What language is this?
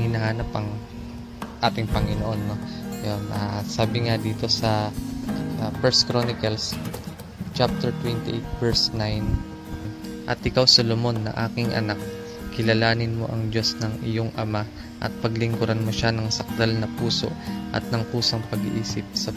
Filipino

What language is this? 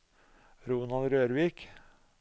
Norwegian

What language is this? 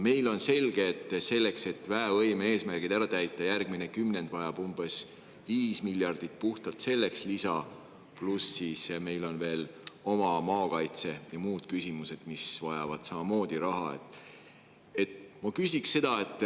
Estonian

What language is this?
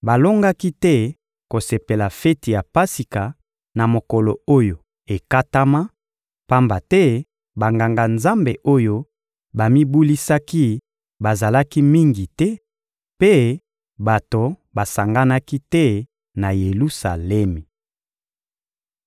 Lingala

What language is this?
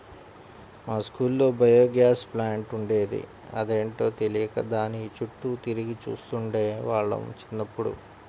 Telugu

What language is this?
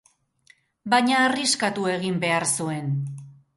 Basque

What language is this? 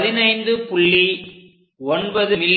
Tamil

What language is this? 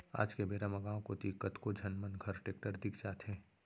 Chhattisgarhi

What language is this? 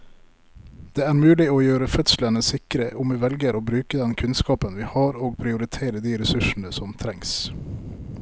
Norwegian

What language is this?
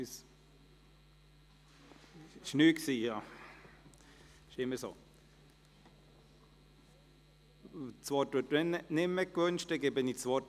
Swiss German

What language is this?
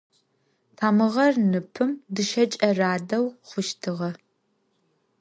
Adyghe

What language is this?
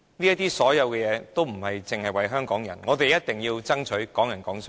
Cantonese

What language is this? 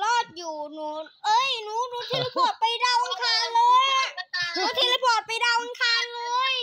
Thai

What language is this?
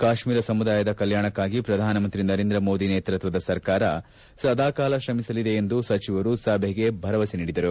Kannada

